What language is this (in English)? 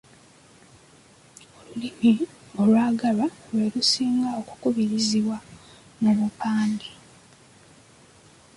Ganda